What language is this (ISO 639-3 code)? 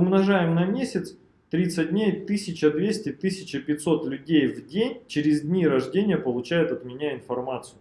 rus